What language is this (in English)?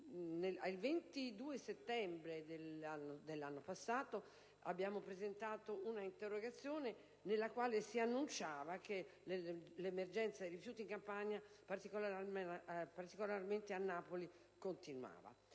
Italian